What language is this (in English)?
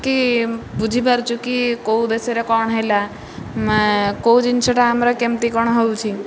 Odia